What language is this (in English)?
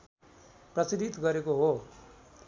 Nepali